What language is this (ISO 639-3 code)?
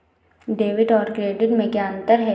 hin